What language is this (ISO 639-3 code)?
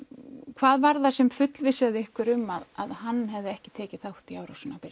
isl